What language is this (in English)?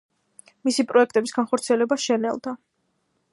Georgian